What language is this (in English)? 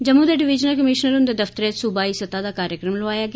Dogri